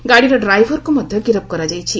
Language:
Odia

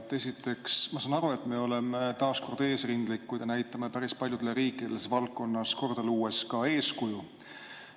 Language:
Estonian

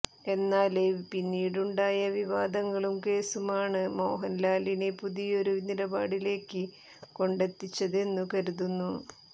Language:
Malayalam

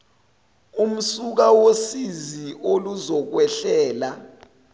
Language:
Zulu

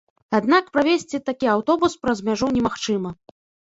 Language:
Belarusian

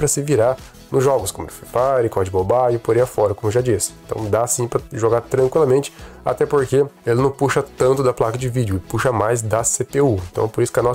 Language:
Portuguese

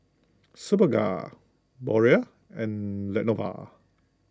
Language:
English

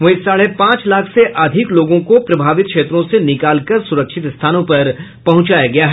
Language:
Hindi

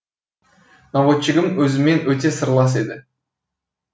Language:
Kazakh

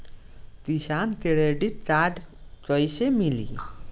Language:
Bhojpuri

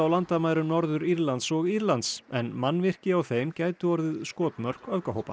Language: Icelandic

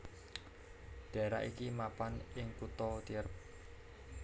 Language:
Javanese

